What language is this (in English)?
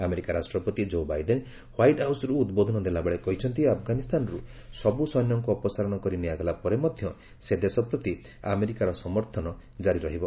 Odia